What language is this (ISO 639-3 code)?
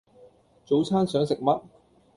yue